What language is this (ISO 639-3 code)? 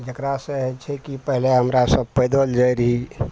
mai